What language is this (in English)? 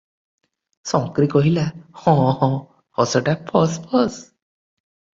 Odia